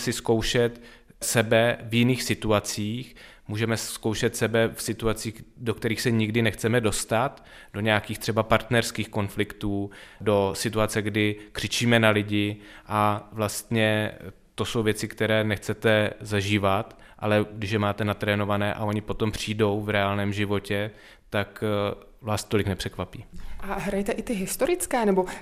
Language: Czech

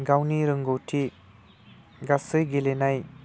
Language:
Bodo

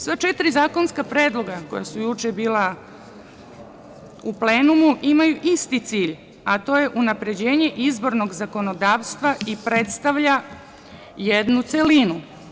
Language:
Serbian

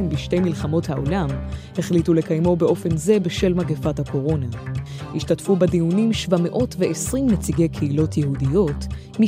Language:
Hebrew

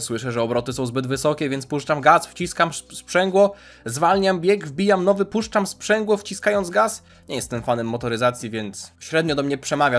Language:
Polish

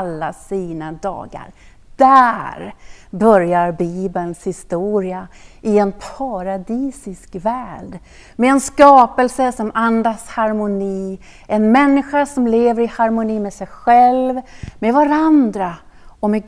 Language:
Swedish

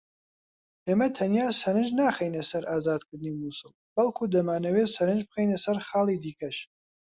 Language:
Central Kurdish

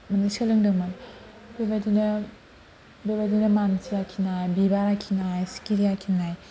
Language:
Bodo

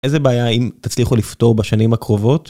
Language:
Hebrew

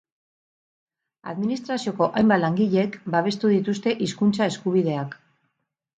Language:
Basque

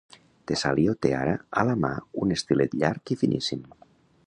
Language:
Catalan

